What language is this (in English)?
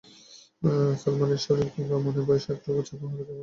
Bangla